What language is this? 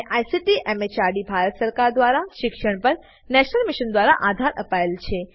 Gujarati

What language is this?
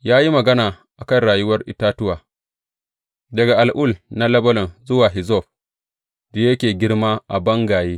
Hausa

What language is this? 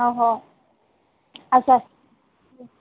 Odia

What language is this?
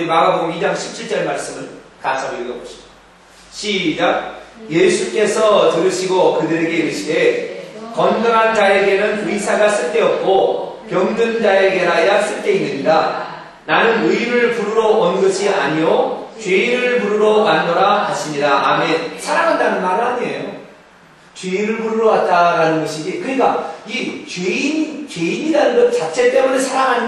Korean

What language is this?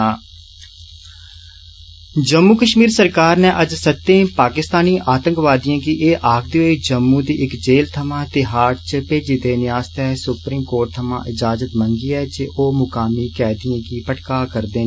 Dogri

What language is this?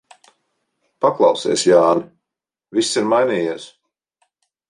Latvian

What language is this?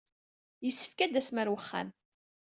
Kabyle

